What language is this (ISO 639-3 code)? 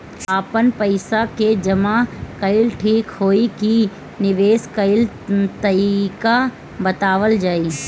bho